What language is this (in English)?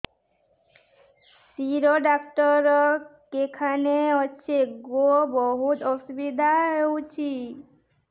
Odia